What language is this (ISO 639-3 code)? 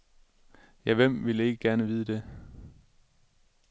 dan